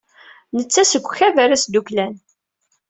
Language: Kabyle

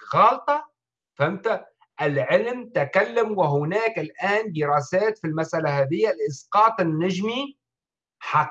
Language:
Arabic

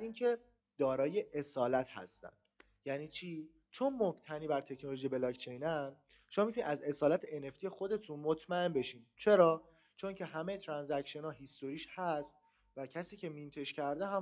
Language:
Persian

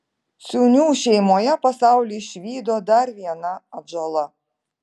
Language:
Lithuanian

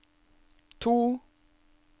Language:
Norwegian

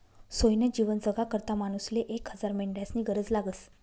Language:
Marathi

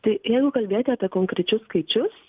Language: Lithuanian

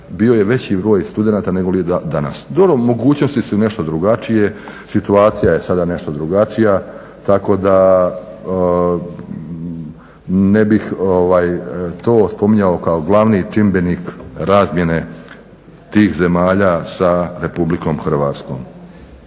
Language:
Croatian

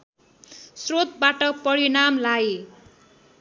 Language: Nepali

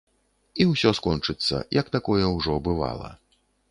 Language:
Belarusian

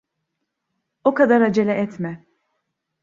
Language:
Turkish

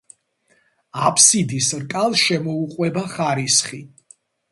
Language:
Georgian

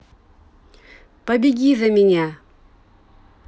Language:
Russian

